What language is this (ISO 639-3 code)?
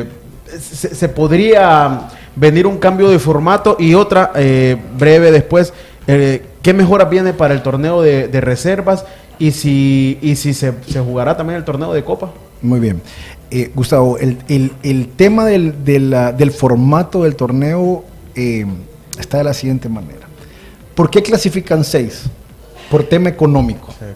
spa